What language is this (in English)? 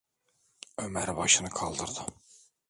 Turkish